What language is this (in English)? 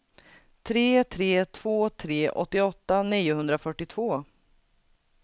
Swedish